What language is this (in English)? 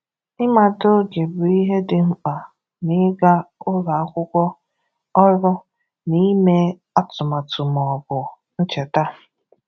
Igbo